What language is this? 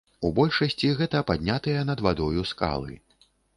Belarusian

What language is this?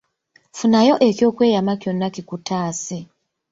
Ganda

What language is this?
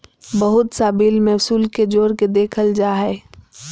Magahi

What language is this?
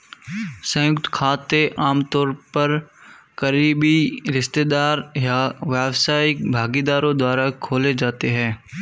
Hindi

